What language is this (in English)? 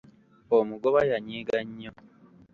Ganda